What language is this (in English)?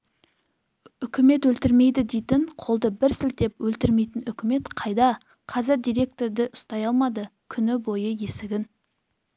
Kazakh